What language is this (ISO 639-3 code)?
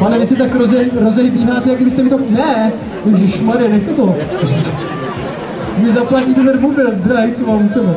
ces